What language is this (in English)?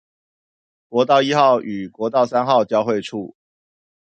Chinese